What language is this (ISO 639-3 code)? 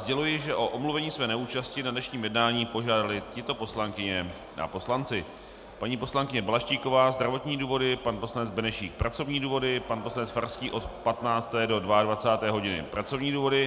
ces